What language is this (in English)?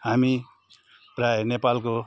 Nepali